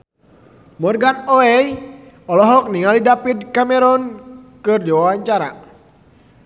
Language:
Sundanese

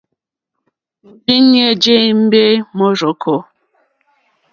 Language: Mokpwe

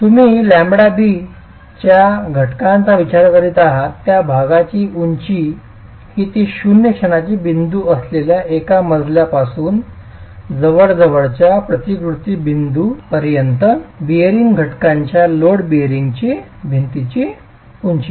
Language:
Marathi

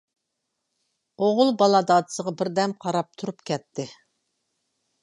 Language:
Uyghur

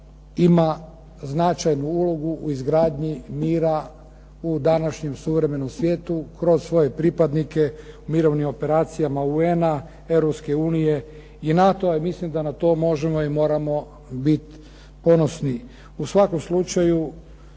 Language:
Croatian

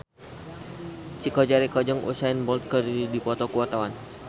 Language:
Sundanese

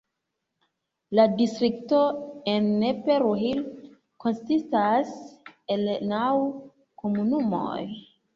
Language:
Esperanto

